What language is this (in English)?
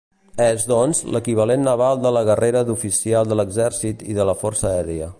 Catalan